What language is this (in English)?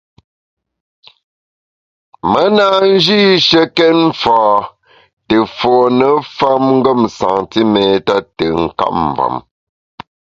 Bamun